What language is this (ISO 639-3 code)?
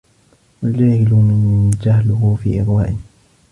ara